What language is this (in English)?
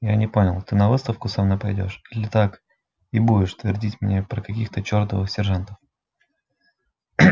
Russian